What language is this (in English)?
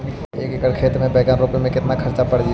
Magahi